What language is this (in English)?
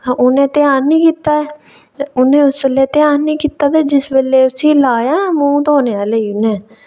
Dogri